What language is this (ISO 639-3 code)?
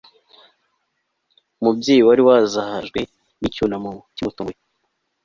kin